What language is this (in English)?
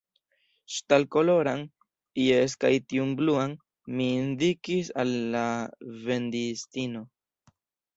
Esperanto